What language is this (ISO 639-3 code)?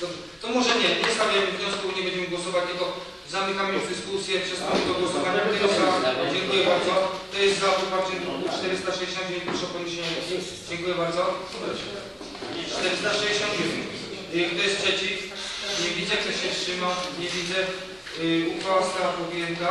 pol